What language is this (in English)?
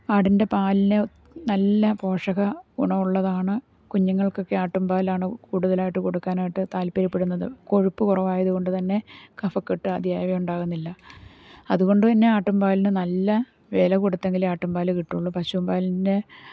Malayalam